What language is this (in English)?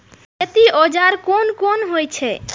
Maithili